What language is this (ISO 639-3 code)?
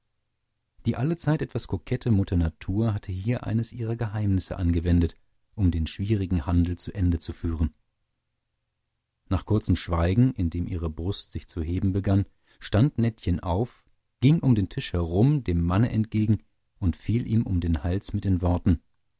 deu